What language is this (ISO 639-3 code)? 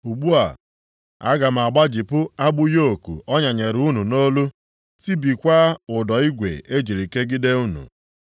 ibo